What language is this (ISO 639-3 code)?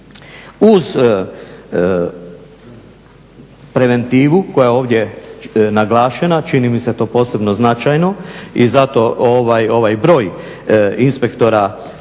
hrv